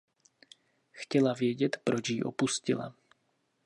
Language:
Czech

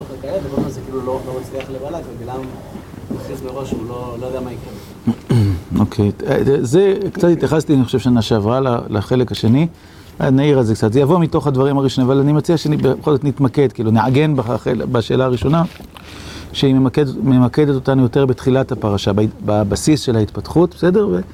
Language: Hebrew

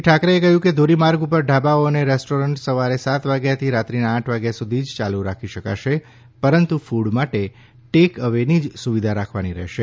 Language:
Gujarati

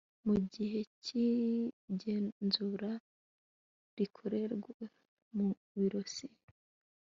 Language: Kinyarwanda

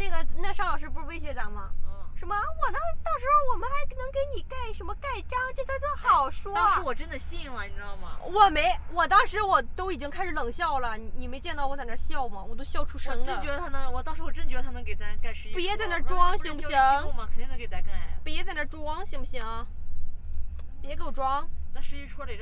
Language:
Chinese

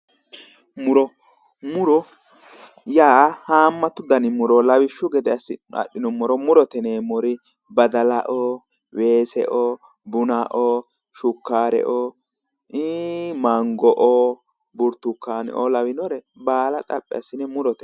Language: Sidamo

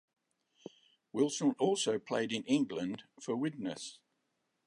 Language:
English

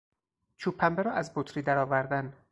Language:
Persian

